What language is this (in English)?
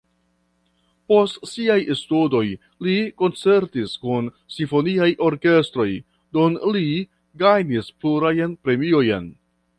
Esperanto